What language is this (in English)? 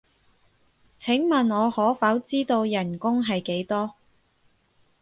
Cantonese